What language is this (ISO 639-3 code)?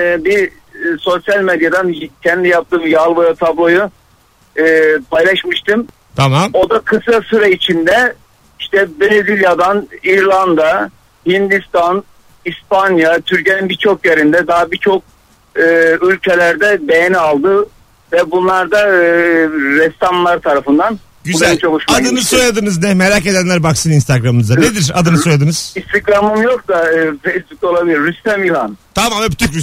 tur